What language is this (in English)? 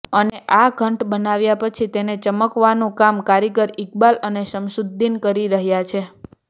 Gujarati